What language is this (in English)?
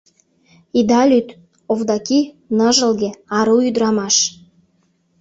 Mari